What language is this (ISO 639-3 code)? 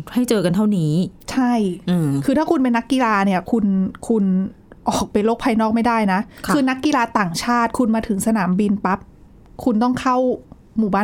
tha